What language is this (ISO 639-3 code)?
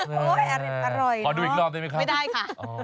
tha